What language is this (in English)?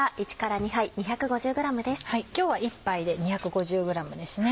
Japanese